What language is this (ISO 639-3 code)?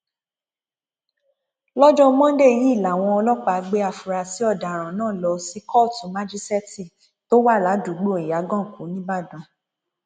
yor